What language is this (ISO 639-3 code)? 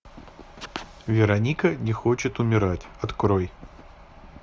rus